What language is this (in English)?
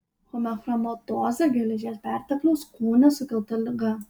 Lithuanian